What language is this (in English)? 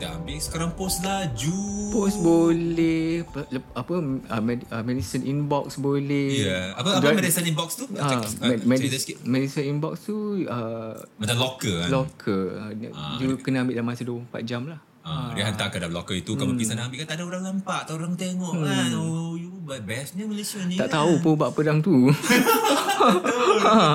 Malay